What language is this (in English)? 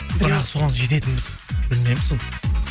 Kazakh